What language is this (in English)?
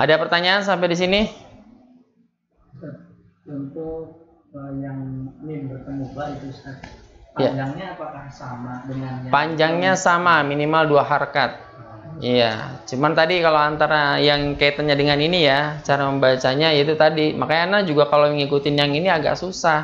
Indonesian